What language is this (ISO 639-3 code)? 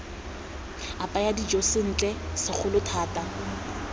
tsn